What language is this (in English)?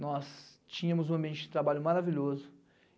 Portuguese